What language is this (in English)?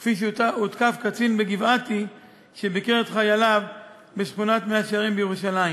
Hebrew